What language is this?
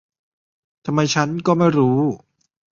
Thai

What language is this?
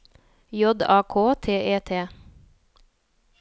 Norwegian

